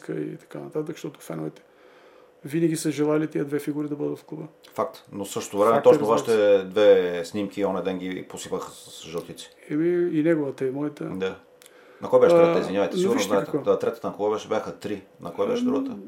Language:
Bulgarian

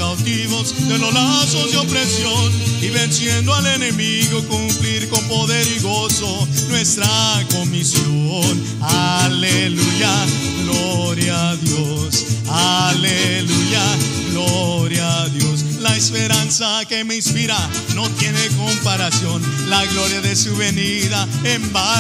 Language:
Spanish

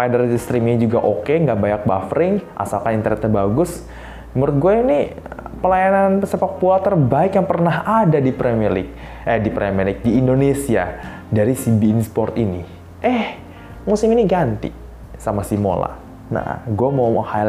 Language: Indonesian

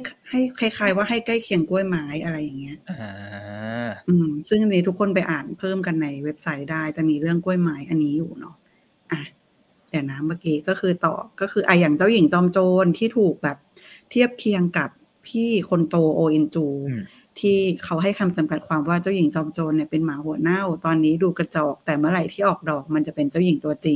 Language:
Thai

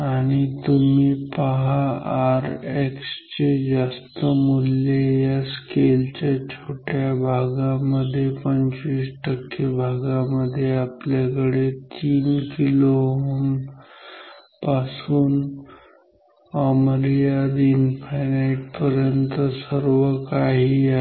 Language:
Marathi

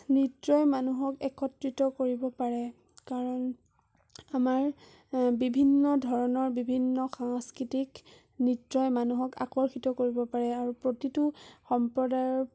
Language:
Assamese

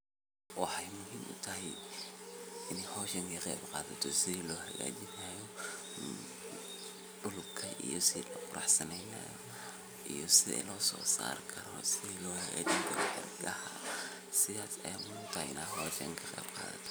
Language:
Somali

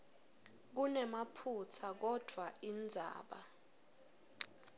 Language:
Swati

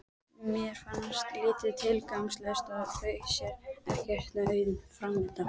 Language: Icelandic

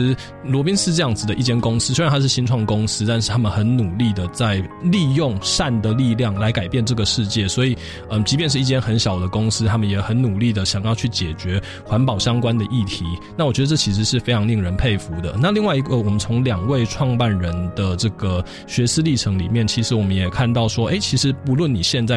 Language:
Chinese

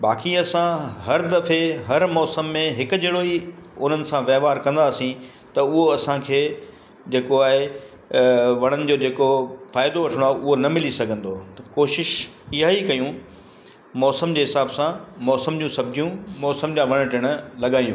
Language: Sindhi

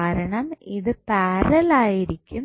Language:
Malayalam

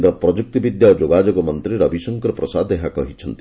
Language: Odia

